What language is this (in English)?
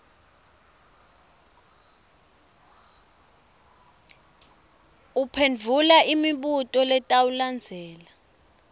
Swati